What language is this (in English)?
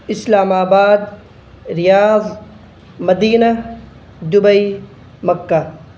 Urdu